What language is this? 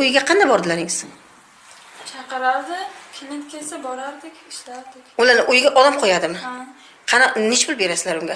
Turkish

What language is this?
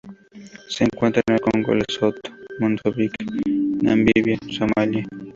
Spanish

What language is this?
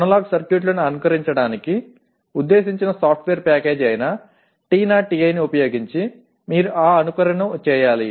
Telugu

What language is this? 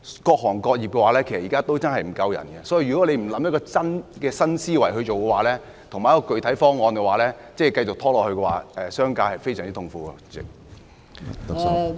Cantonese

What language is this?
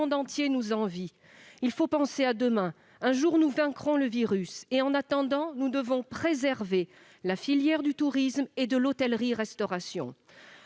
French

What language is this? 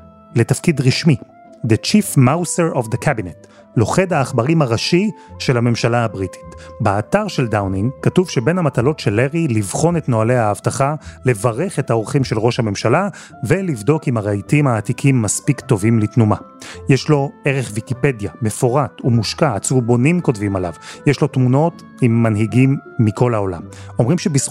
Hebrew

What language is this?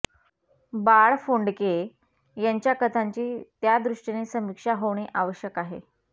Marathi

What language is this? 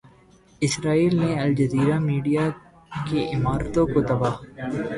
Urdu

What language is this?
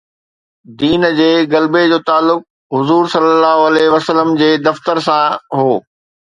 Sindhi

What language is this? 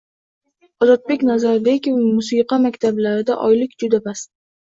Uzbek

